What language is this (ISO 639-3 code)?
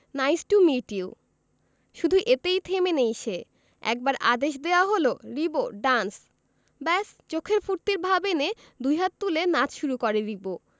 ben